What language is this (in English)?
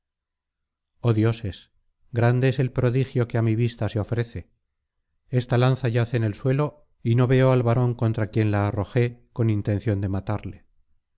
Spanish